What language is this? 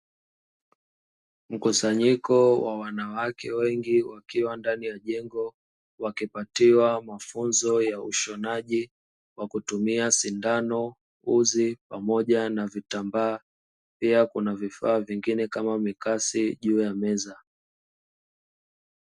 Swahili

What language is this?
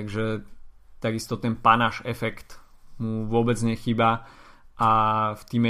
Slovak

